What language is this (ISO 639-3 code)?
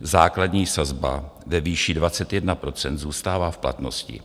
ces